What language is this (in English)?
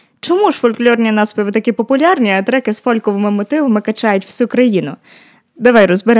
Ukrainian